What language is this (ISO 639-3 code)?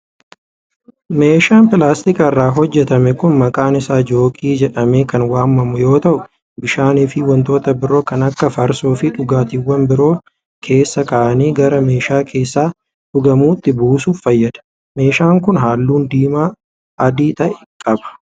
orm